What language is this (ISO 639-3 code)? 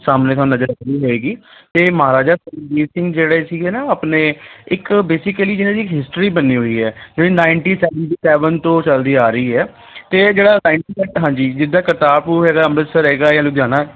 pan